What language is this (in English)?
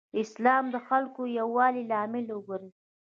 Pashto